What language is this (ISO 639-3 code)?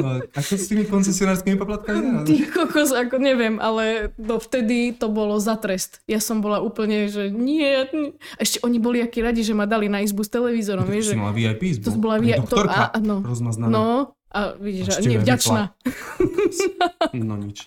slk